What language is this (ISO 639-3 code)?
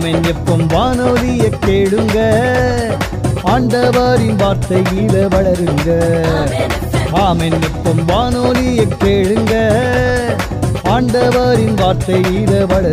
urd